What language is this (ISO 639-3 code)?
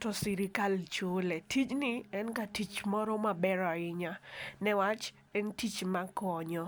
luo